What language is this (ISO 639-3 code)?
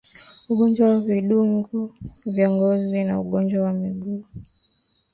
swa